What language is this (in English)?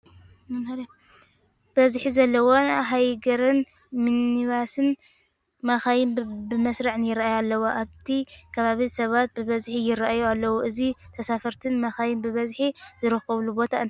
Tigrinya